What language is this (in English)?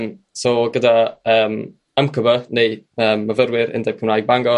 Welsh